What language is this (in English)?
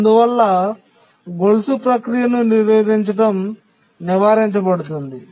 Telugu